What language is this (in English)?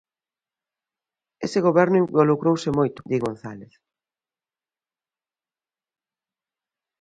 Galician